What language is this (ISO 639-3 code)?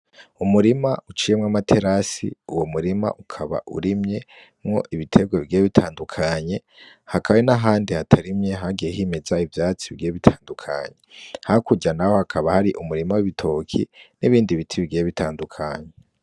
run